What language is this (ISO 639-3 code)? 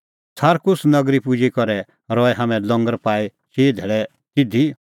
kfx